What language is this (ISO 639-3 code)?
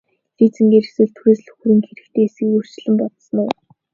mon